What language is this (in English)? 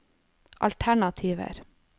Norwegian